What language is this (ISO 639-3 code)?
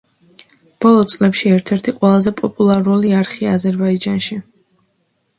kat